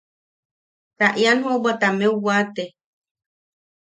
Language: Yaqui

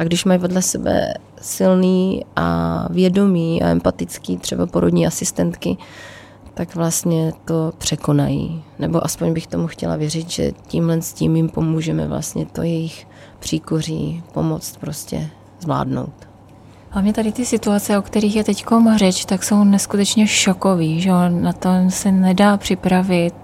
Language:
Czech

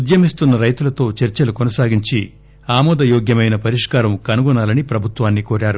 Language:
Telugu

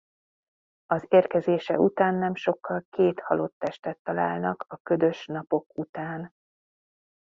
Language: Hungarian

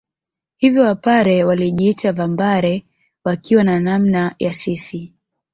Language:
Swahili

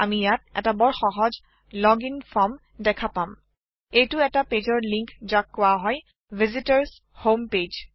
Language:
Assamese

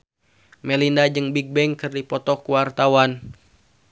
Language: Sundanese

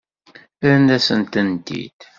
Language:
Kabyle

